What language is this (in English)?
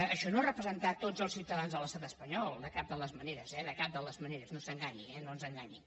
Catalan